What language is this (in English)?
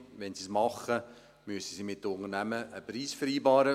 Swiss German